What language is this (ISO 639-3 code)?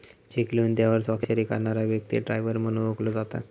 mar